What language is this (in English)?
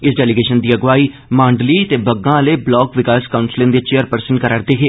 Dogri